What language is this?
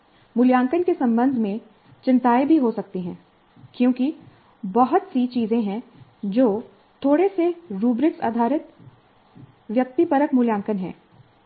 Hindi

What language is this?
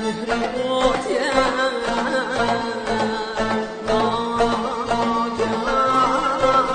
Uzbek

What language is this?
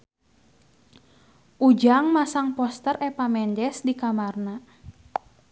Sundanese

